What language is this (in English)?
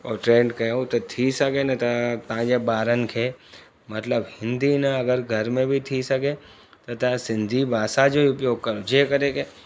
Sindhi